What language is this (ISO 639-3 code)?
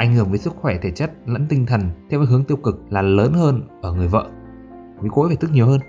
vie